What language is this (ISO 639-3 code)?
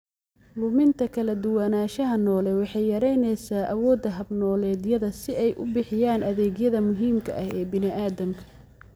som